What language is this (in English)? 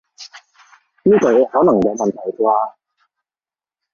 Cantonese